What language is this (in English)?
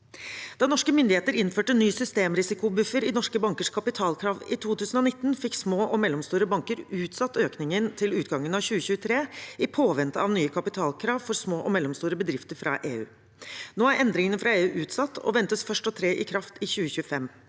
Norwegian